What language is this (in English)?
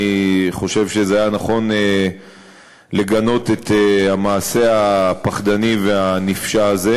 Hebrew